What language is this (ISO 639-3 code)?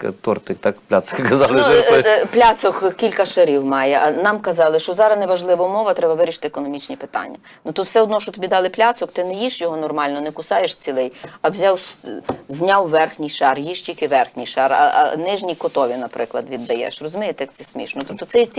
ukr